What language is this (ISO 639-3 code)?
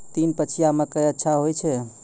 mai